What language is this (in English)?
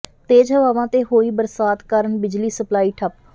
Punjabi